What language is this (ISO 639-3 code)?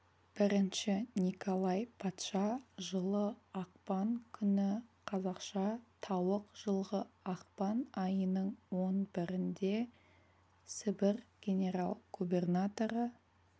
kaz